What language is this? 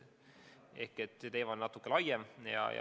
Estonian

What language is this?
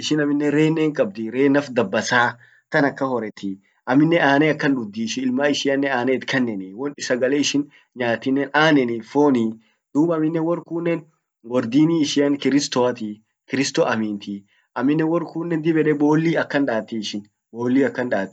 Orma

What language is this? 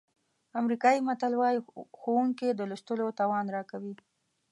Pashto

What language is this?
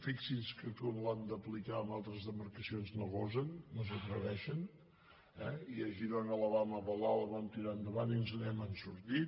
Catalan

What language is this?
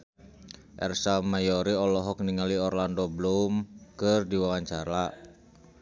Sundanese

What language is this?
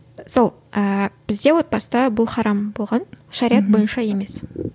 Kazakh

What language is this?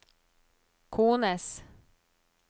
Norwegian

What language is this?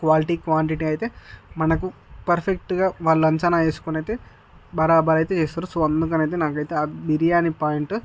Telugu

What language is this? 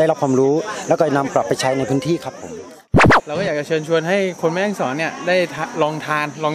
Thai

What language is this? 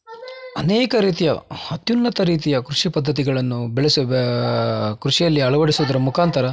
Kannada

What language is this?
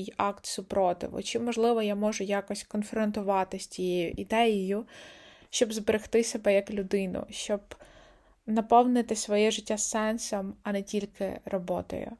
Ukrainian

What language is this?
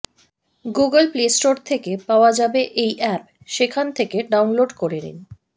Bangla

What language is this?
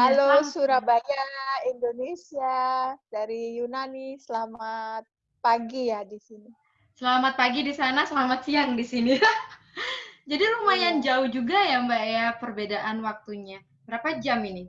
Indonesian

